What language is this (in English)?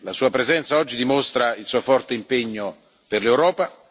Italian